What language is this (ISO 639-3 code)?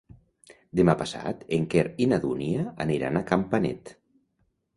cat